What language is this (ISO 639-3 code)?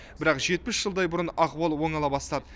kaz